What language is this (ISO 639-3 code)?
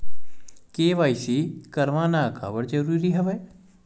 hne